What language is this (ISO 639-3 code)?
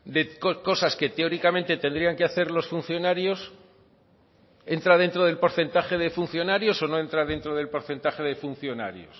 spa